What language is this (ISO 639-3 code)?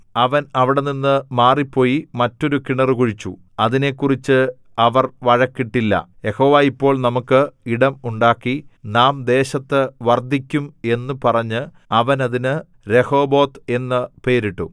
mal